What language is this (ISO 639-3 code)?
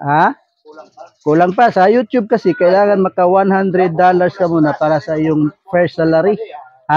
fil